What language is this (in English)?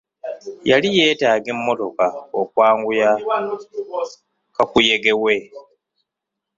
Ganda